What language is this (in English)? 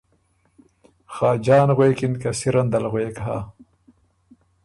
Ormuri